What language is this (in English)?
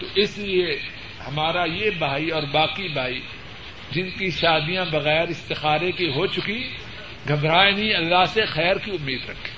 Urdu